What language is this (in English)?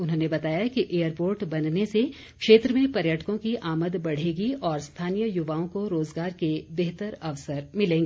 Hindi